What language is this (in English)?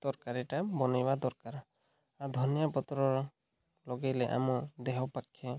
Odia